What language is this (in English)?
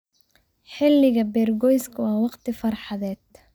Somali